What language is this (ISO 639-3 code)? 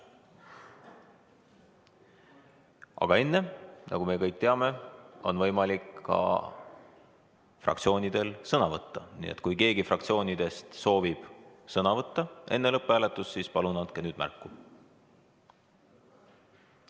est